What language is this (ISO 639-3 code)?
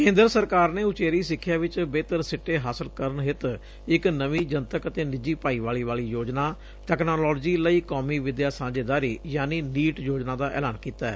pan